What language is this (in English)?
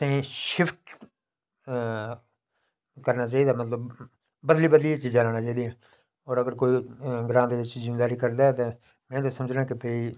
Dogri